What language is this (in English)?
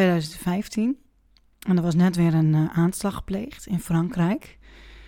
Dutch